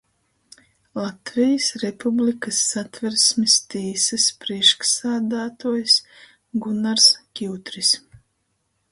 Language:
Latgalian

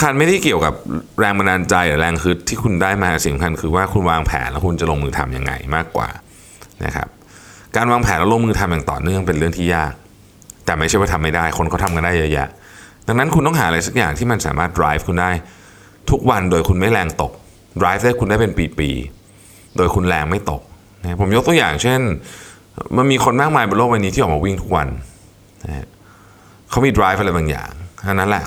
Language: Thai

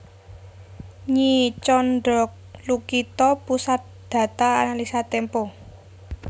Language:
Javanese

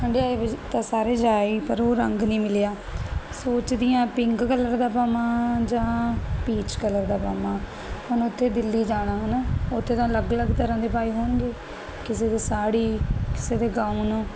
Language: Punjabi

